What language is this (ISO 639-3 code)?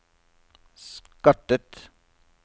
nor